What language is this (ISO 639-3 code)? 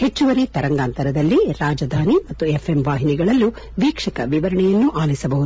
kan